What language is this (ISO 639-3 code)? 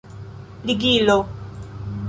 epo